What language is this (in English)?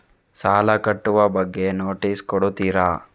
Kannada